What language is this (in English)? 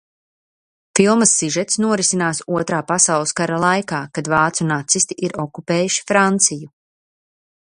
Latvian